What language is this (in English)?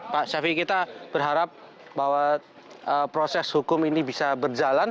Indonesian